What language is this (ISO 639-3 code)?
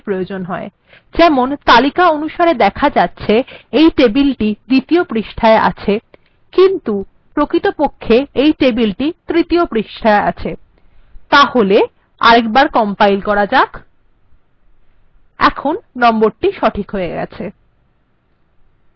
ben